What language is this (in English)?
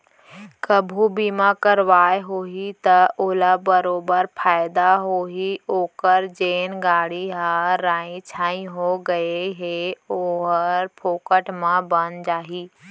Chhattisgarhi